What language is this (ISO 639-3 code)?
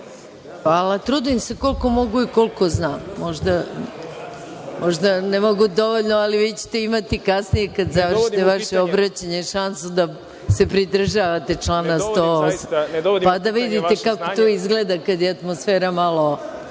srp